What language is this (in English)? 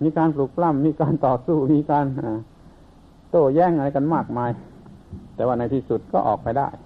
Thai